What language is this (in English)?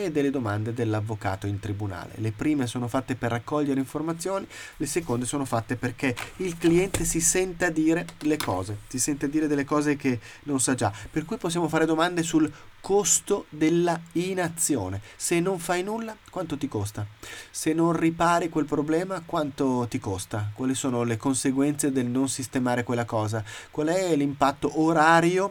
Italian